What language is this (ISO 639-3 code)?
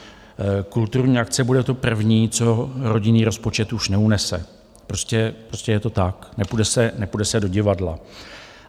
ces